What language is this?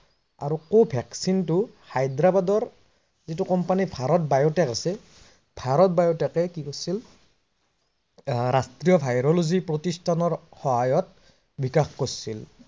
Assamese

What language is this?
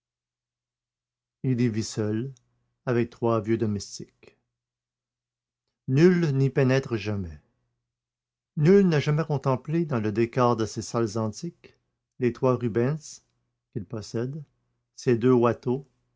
French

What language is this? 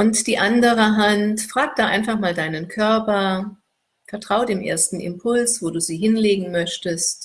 German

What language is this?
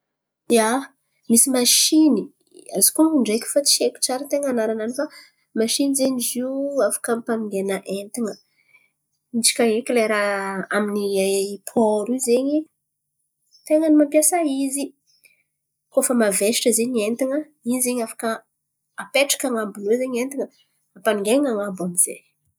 Antankarana Malagasy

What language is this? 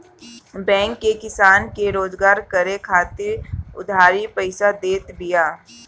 Bhojpuri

